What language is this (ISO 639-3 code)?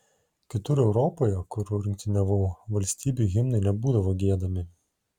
lit